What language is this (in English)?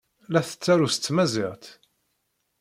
Kabyle